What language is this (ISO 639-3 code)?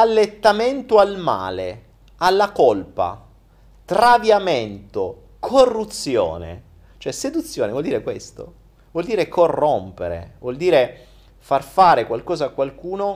ita